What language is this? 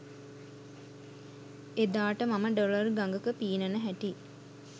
Sinhala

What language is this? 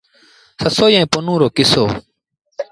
Sindhi Bhil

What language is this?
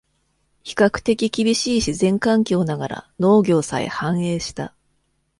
Japanese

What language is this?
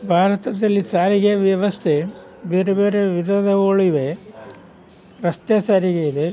Kannada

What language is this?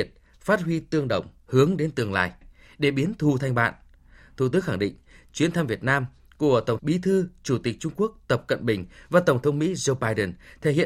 Vietnamese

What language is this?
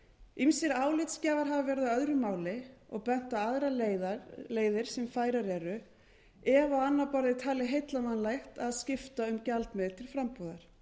Icelandic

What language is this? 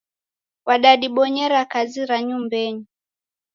Taita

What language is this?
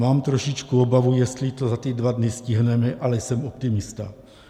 Czech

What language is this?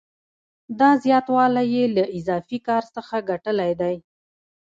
Pashto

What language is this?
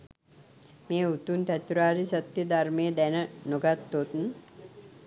Sinhala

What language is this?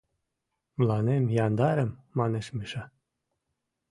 Mari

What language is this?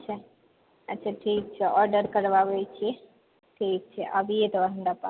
Maithili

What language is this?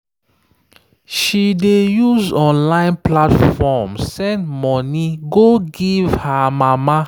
Nigerian Pidgin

